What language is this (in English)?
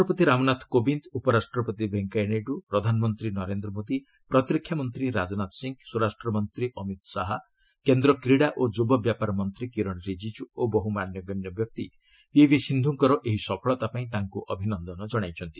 Odia